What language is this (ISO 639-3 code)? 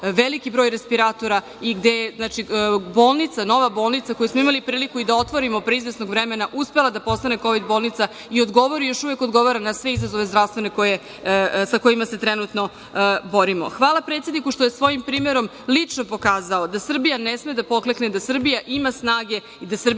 srp